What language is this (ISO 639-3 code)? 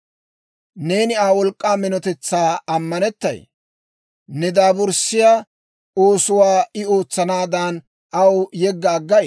dwr